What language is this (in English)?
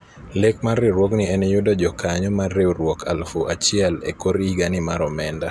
Luo (Kenya and Tanzania)